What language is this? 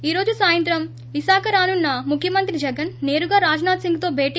Telugu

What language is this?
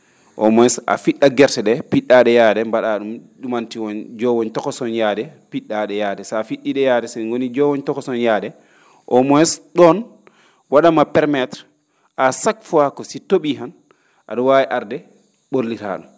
Fula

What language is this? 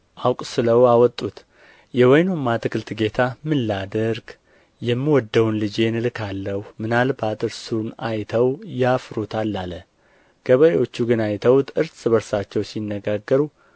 Amharic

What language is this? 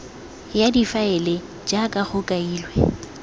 Tswana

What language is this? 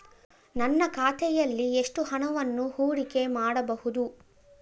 Kannada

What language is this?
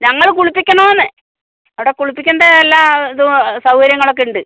Malayalam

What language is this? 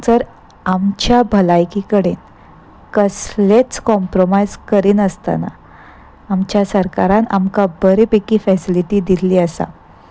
Konkani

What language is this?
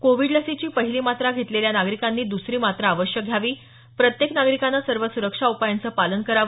Marathi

